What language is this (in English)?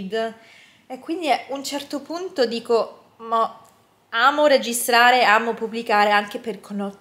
Italian